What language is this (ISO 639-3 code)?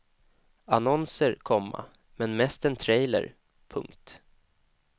swe